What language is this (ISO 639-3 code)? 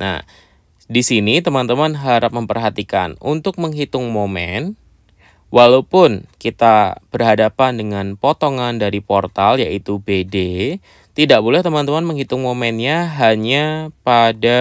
ind